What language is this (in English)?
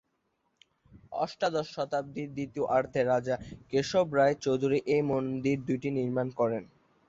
Bangla